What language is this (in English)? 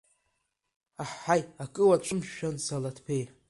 Abkhazian